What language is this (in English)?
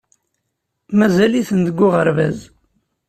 Kabyle